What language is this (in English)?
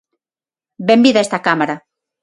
Galician